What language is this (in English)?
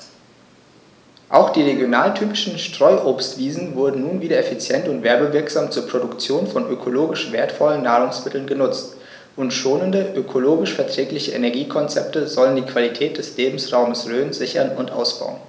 German